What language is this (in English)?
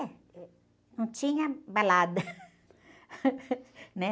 Portuguese